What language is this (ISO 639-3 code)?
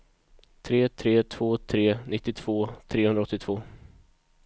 swe